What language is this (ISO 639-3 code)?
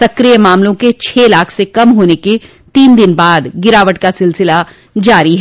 hin